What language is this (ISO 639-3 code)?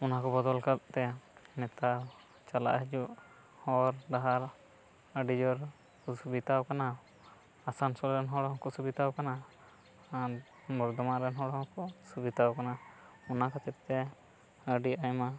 sat